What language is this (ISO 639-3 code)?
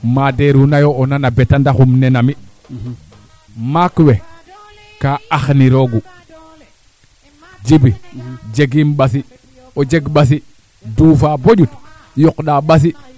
srr